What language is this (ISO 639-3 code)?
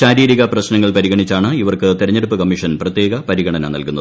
mal